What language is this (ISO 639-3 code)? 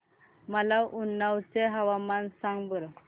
mar